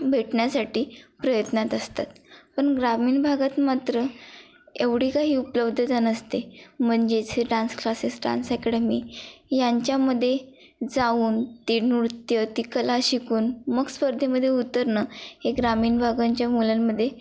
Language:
Marathi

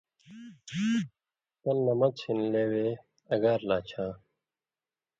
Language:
Indus Kohistani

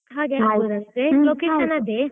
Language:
Kannada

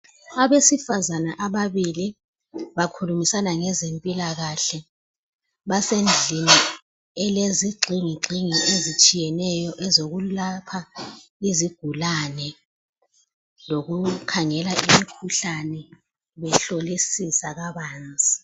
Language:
North Ndebele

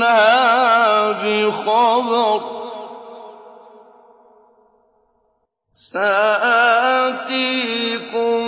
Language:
Arabic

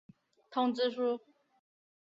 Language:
Chinese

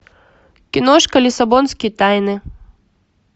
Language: Russian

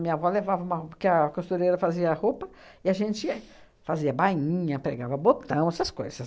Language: Portuguese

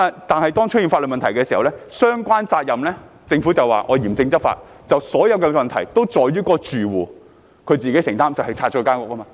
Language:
Cantonese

